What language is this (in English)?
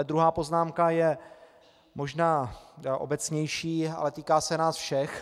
Czech